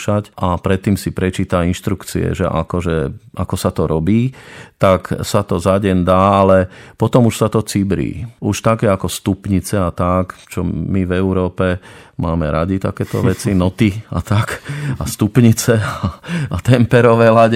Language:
Slovak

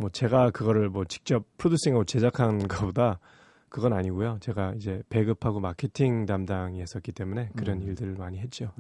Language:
Korean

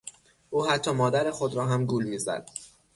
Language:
Persian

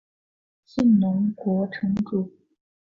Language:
Chinese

